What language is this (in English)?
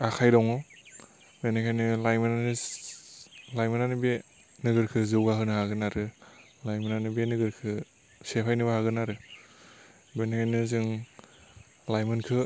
Bodo